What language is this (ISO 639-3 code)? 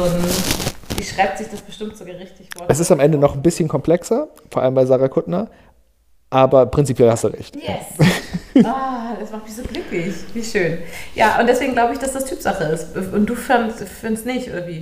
deu